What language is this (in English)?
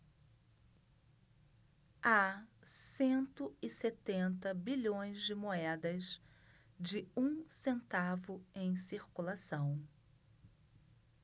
Portuguese